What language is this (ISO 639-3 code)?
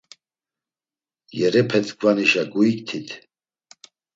lzz